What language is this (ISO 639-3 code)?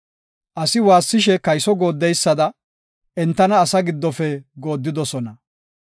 gof